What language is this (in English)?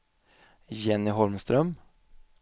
Swedish